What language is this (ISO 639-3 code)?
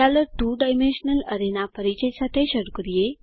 guj